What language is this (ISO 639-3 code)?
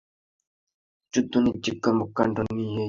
ben